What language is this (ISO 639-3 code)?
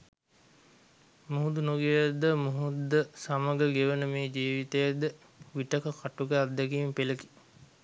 sin